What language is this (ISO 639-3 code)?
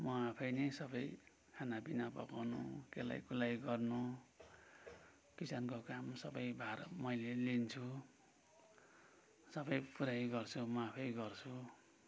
nep